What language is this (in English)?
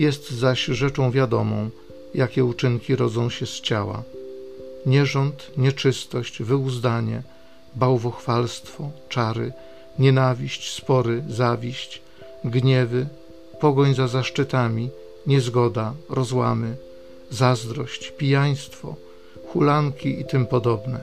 Polish